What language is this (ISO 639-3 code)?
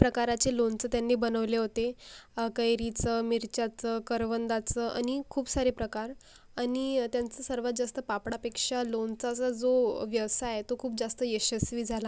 mar